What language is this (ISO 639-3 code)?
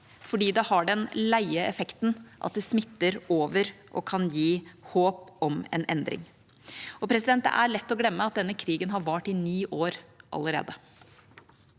nor